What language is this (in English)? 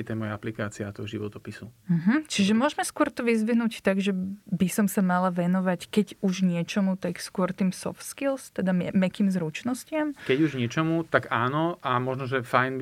Slovak